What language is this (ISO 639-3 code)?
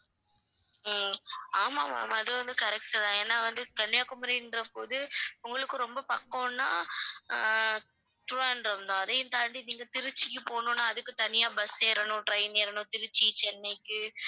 tam